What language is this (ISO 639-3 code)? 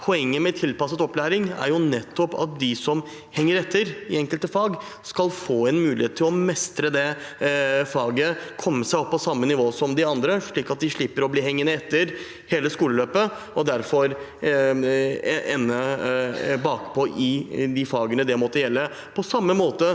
nor